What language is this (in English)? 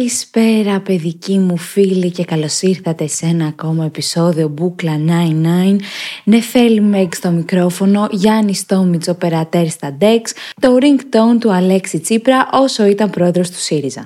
Greek